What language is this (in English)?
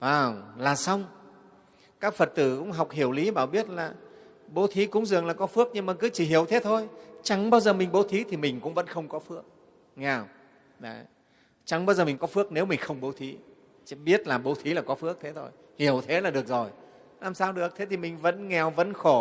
Vietnamese